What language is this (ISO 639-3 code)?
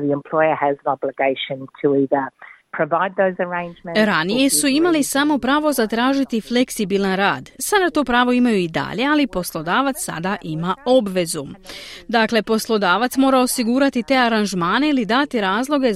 hrv